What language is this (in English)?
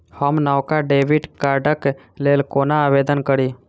Maithili